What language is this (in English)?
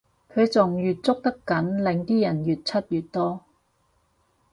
Cantonese